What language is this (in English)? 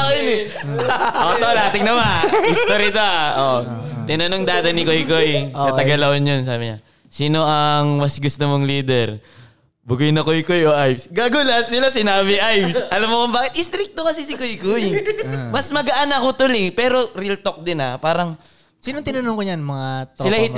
Filipino